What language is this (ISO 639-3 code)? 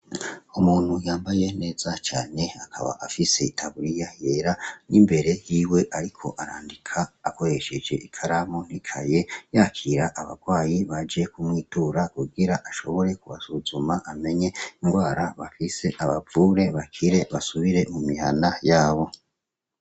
run